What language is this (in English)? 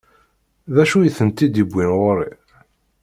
Kabyle